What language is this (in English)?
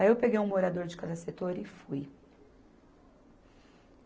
Portuguese